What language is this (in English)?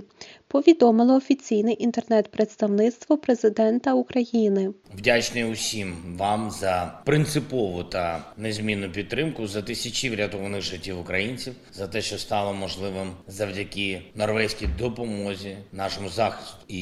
Ukrainian